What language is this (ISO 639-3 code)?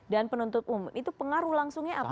ind